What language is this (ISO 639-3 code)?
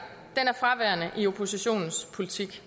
dan